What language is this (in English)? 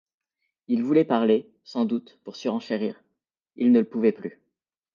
French